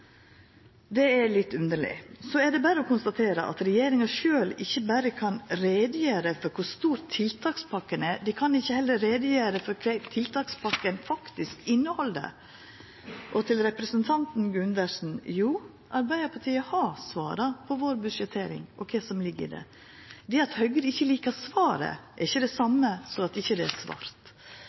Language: Norwegian Nynorsk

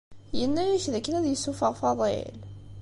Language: Kabyle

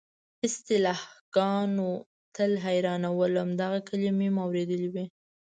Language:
Pashto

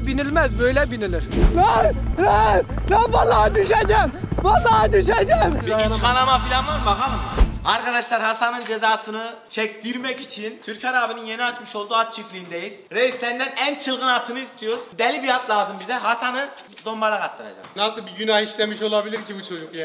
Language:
Turkish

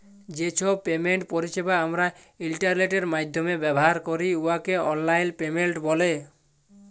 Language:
Bangla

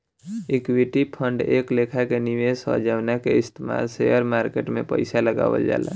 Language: Bhojpuri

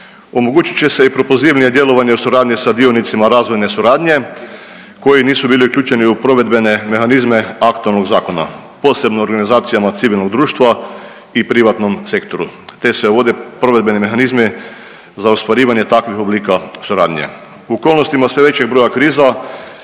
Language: Croatian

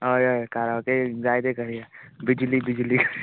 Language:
Konkani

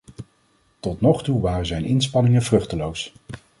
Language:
Dutch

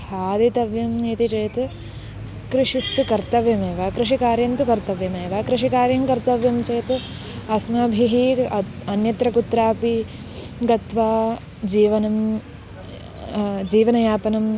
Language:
Sanskrit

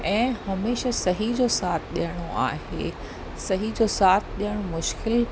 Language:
Sindhi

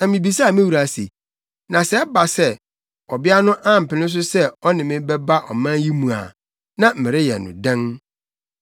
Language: Akan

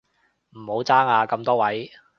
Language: Cantonese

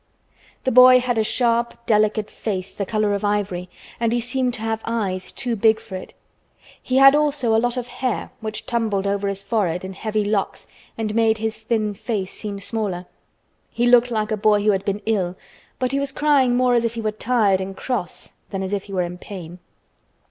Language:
English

